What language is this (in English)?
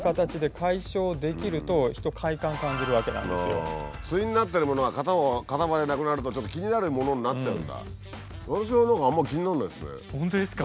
Japanese